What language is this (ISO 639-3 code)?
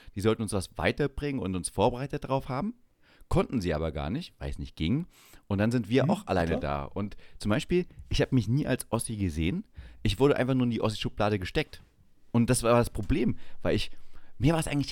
deu